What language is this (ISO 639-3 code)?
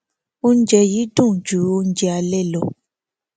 yor